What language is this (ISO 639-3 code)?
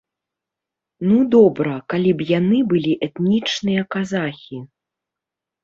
bel